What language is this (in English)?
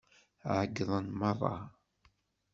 Kabyle